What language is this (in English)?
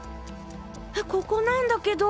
Japanese